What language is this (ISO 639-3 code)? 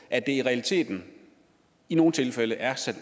dan